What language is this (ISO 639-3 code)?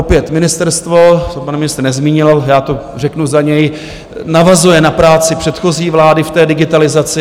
ces